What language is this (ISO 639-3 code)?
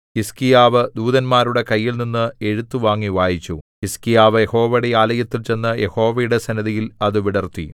mal